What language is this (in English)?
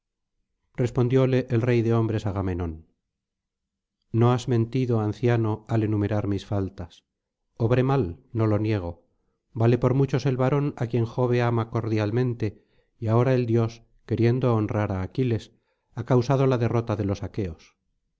Spanish